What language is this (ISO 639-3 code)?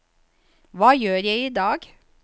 nor